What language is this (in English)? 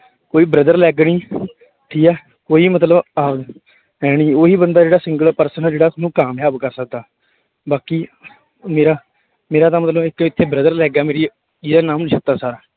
Punjabi